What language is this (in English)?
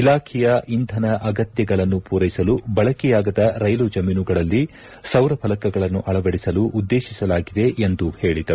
Kannada